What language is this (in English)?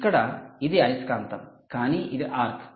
Telugu